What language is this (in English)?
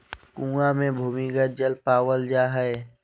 Magahi